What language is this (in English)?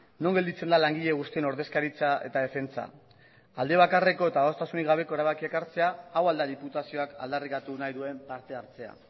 Basque